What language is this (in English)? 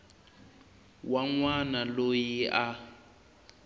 Tsonga